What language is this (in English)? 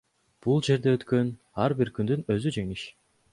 Kyrgyz